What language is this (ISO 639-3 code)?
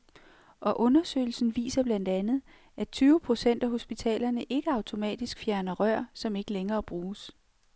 dan